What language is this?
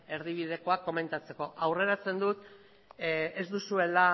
Basque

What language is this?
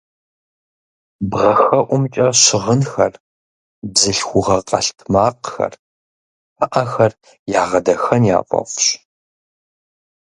Kabardian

